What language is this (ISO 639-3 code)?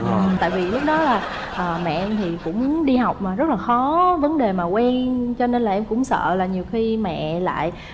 vie